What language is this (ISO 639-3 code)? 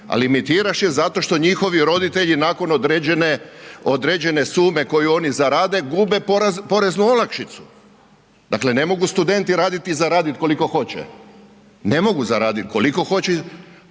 hrv